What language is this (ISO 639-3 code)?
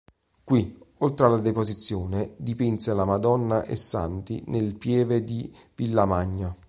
ita